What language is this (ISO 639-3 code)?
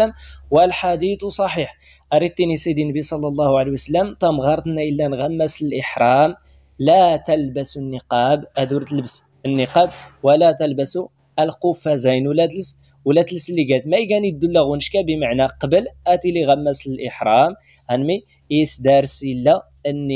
ara